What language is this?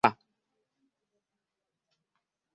Ganda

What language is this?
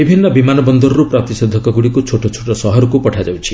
Odia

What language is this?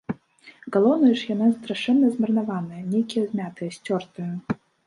Belarusian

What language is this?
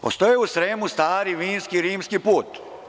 Serbian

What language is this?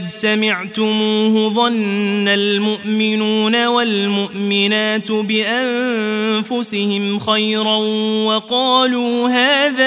Arabic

